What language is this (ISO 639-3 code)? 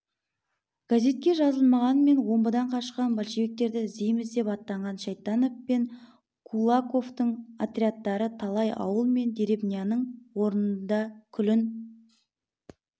kaz